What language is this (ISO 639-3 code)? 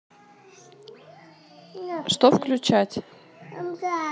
rus